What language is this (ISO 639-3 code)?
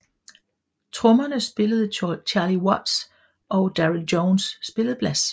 dan